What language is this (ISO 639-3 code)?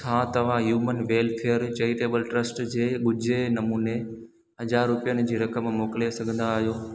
snd